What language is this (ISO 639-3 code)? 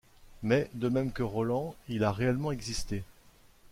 fra